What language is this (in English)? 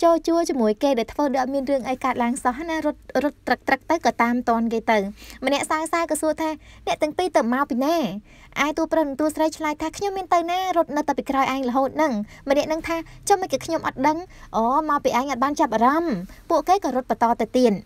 Thai